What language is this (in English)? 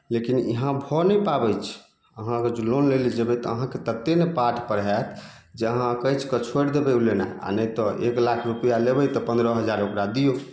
Maithili